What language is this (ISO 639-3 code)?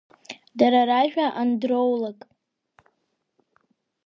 abk